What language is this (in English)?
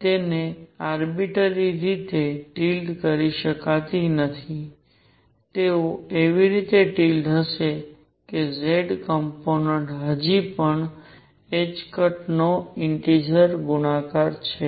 Gujarati